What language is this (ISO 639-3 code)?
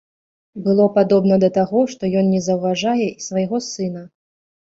bel